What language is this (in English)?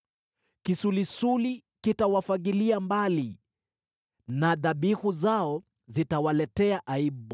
Swahili